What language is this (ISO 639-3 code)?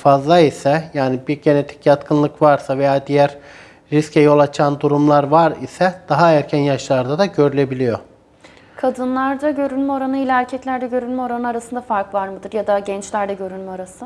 tur